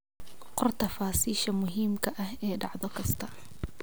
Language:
Somali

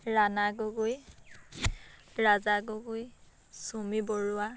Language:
Assamese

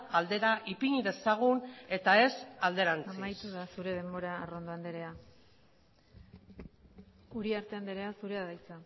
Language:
Basque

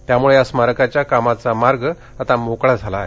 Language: Marathi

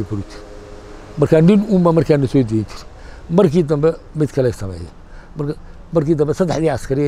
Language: Arabic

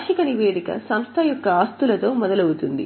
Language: Telugu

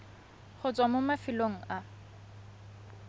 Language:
Tswana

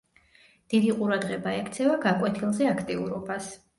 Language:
Georgian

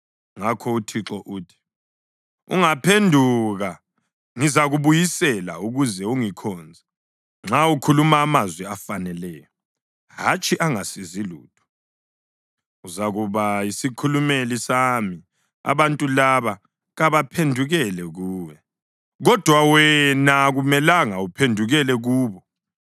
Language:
North Ndebele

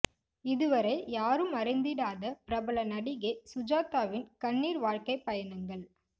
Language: Tamil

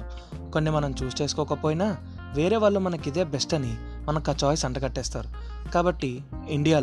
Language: Telugu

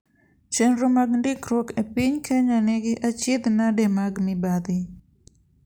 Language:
Luo (Kenya and Tanzania)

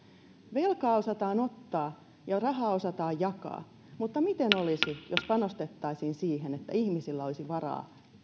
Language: Finnish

